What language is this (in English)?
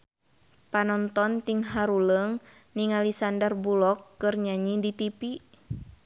Sundanese